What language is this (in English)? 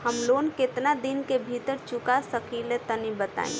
Bhojpuri